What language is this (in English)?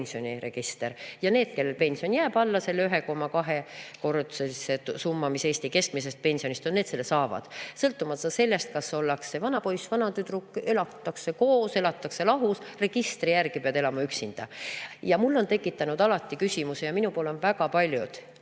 Estonian